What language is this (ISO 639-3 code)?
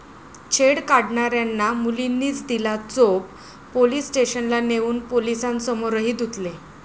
mar